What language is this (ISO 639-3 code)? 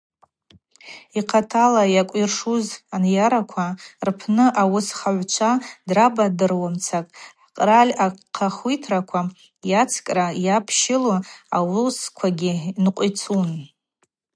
abq